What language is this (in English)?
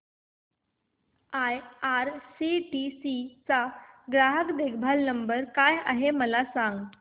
Marathi